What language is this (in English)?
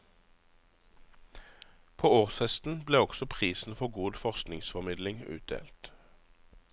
Norwegian